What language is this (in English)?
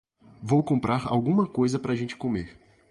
Portuguese